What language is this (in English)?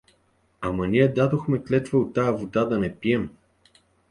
Bulgarian